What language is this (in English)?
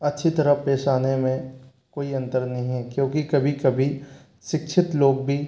Hindi